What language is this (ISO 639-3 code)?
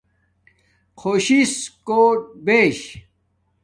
dmk